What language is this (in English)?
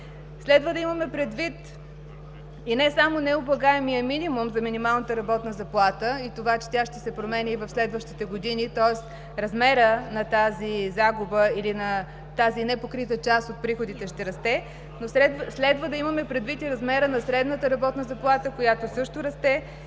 Bulgarian